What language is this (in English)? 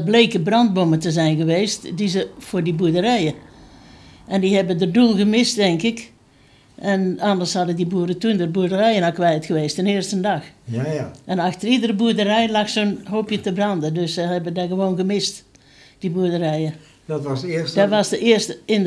Dutch